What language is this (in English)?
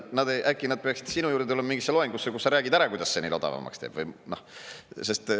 Estonian